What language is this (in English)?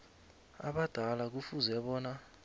South Ndebele